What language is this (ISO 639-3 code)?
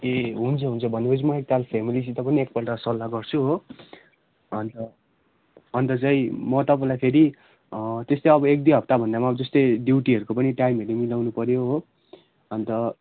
nep